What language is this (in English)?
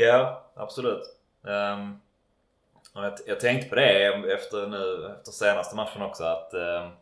Swedish